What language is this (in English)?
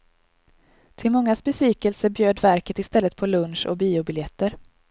Swedish